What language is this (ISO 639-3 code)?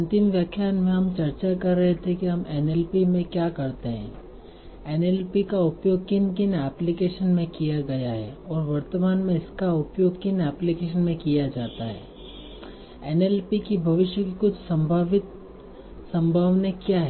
hin